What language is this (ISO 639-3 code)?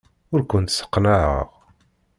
kab